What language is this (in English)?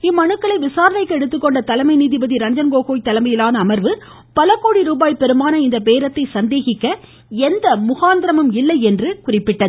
Tamil